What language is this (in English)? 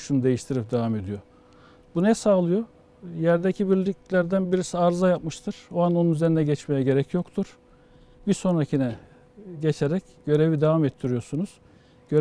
Turkish